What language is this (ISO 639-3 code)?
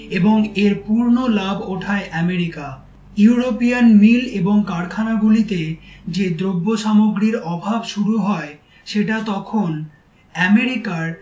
ben